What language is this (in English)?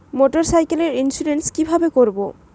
Bangla